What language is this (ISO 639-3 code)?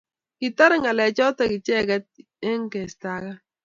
kln